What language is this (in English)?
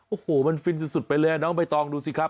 Thai